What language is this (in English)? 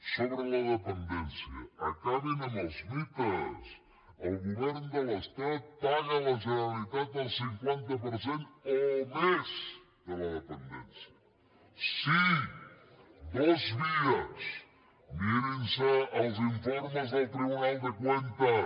Catalan